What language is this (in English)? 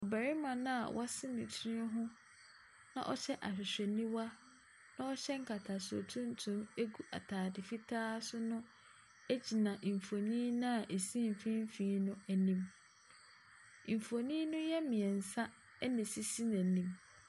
Akan